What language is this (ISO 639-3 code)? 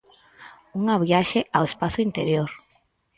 glg